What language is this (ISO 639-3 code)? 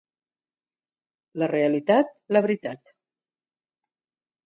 cat